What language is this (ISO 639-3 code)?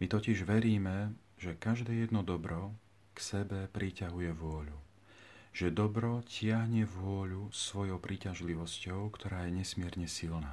slk